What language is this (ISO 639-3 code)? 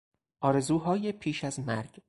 fas